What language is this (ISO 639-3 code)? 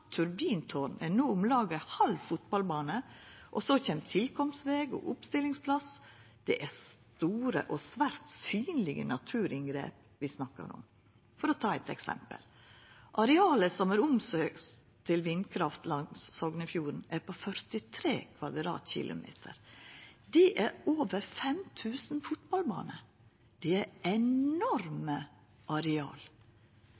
nno